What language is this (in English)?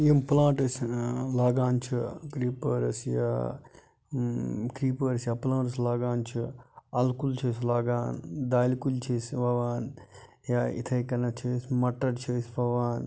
Kashmiri